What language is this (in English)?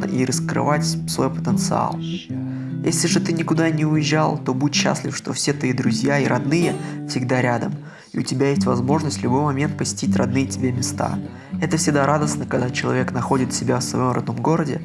Russian